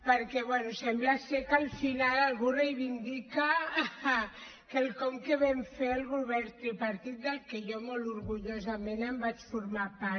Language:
Catalan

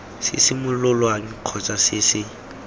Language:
Tswana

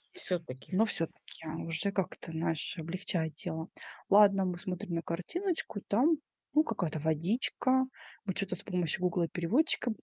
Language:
Russian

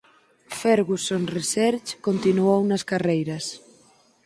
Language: Galician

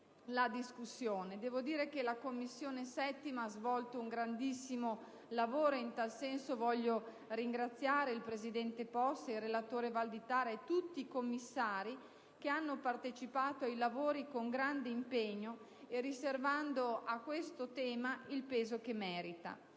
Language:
Italian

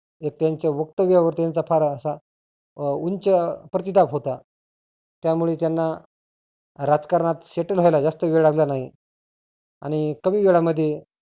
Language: Marathi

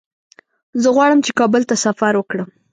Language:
Pashto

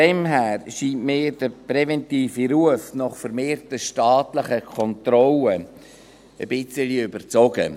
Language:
Swiss German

